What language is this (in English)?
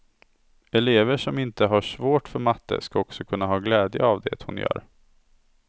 Swedish